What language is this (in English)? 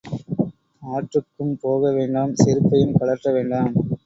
Tamil